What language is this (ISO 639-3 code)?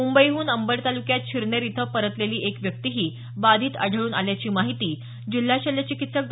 mar